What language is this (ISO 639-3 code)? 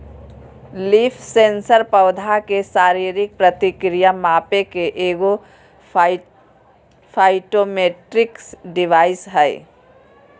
mag